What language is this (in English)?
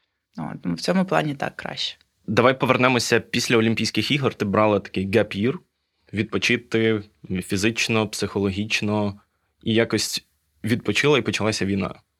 Ukrainian